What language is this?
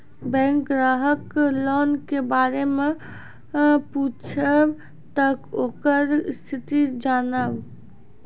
Maithili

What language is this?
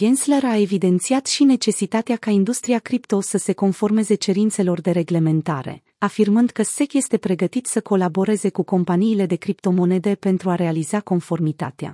Romanian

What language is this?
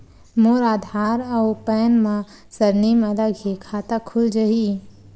Chhattisgarhi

